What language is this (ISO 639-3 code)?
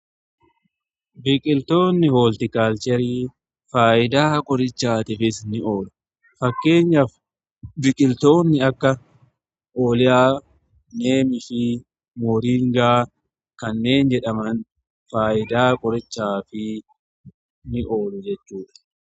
orm